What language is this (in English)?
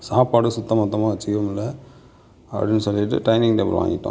Tamil